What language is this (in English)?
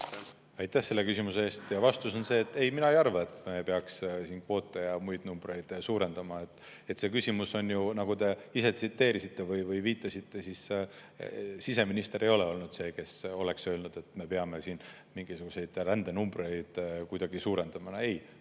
Estonian